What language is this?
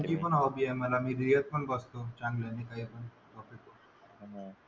Marathi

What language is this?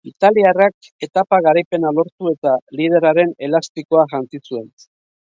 Basque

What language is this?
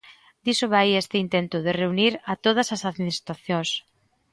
Galician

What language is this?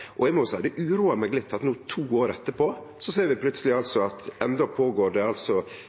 Norwegian Nynorsk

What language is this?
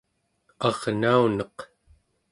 Central Yupik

